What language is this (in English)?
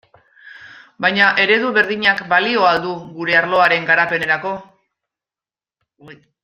Basque